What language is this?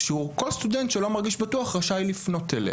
Hebrew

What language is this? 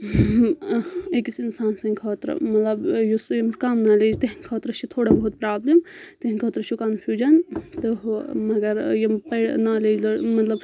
Kashmiri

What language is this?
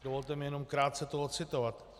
Czech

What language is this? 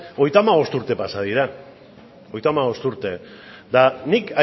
Basque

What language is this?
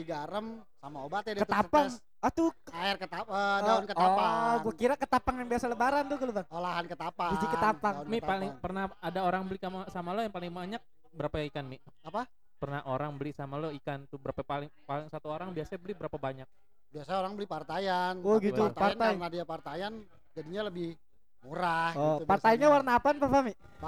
Indonesian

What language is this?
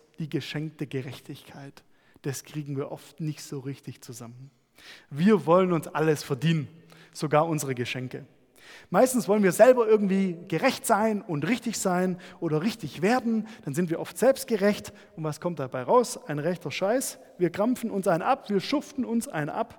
German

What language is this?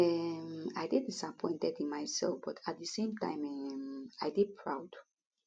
Nigerian Pidgin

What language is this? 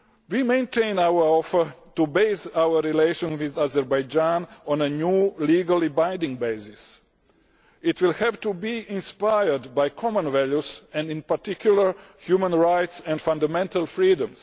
English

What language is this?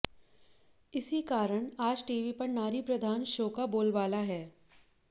Hindi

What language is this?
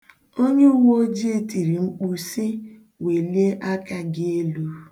Igbo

